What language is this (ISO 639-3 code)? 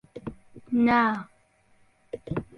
ckb